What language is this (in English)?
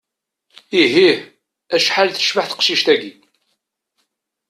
Kabyle